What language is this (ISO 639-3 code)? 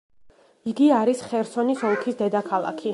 kat